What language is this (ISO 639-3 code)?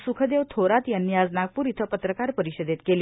mar